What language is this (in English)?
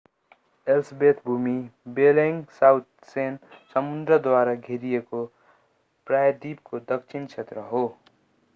Nepali